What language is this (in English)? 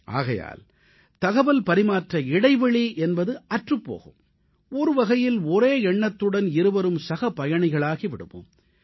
Tamil